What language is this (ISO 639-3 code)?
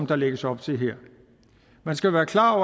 dan